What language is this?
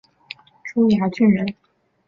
Chinese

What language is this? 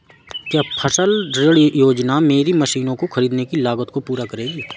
Hindi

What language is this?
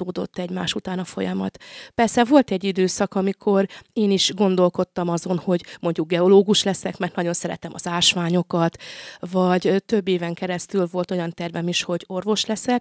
Hungarian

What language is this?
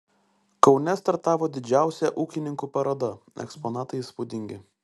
Lithuanian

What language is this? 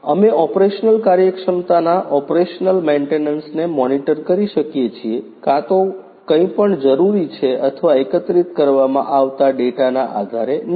Gujarati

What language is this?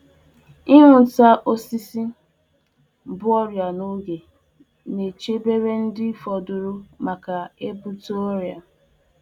Igbo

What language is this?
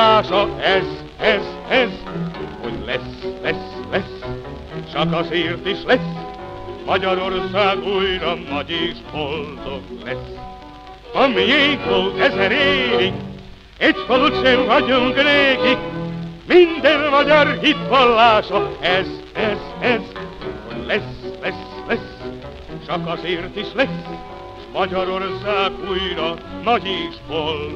Hungarian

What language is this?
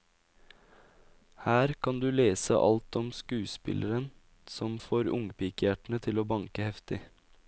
Norwegian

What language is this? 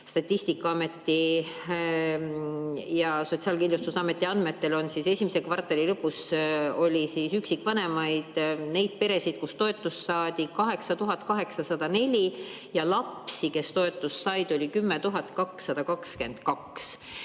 Estonian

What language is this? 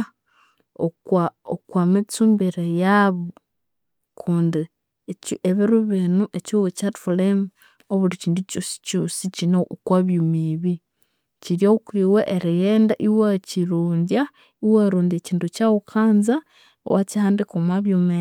Konzo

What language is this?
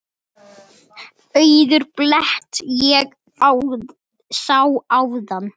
Icelandic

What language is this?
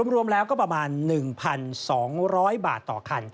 Thai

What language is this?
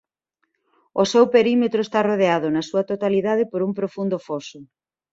Galician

